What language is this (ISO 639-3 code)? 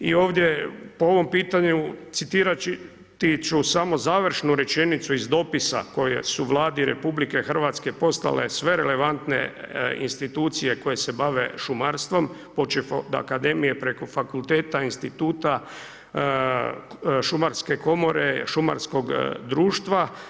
hrv